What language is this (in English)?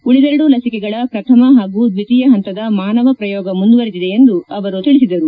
Kannada